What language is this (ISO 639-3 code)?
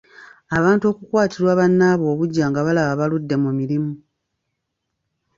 lug